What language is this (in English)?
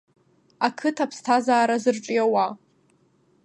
Abkhazian